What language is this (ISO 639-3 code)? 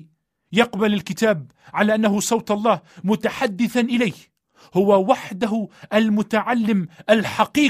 ara